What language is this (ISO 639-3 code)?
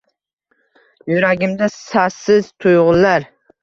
uzb